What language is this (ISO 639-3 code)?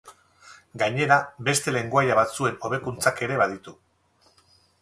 eus